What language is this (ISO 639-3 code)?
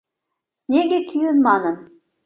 chm